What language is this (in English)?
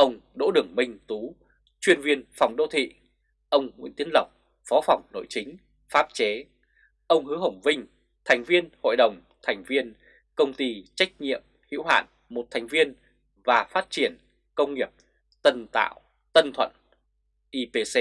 Vietnamese